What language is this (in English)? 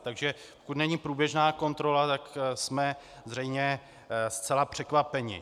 Czech